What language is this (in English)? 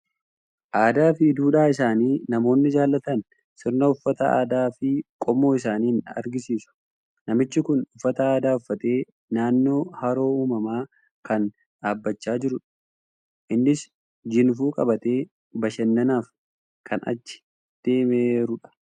Oromo